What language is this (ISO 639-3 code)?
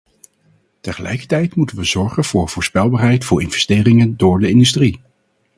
nld